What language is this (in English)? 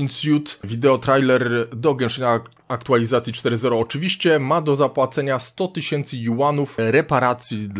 Polish